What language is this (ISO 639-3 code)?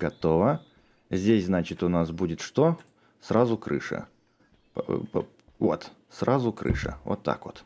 rus